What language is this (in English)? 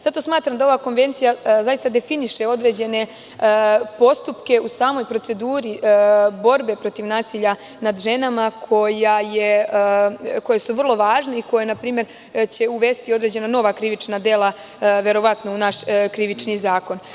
Serbian